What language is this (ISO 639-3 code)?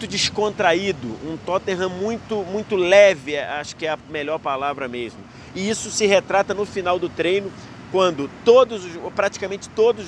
por